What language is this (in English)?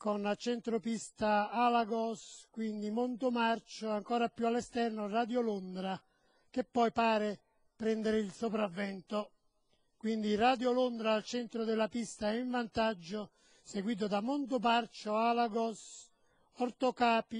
Italian